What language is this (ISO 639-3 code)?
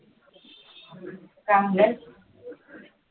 mar